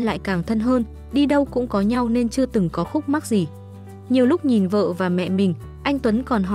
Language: Vietnamese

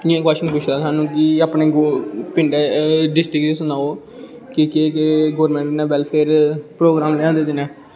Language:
Dogri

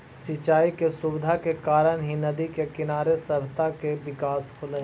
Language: Magahi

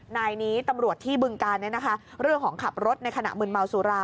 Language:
Thai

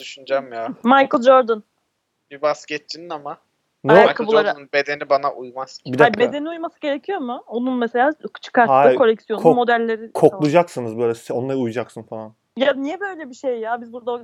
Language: Turkish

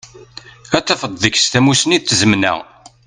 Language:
Kabyle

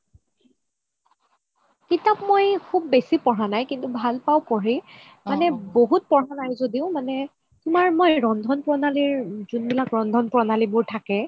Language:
Assamese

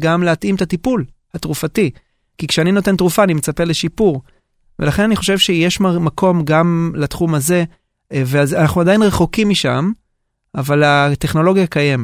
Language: Hebrew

